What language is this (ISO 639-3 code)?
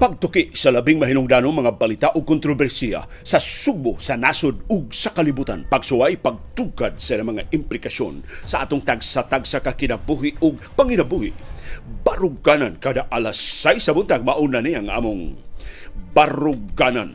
fil